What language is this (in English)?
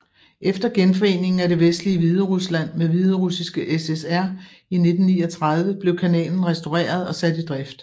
Danish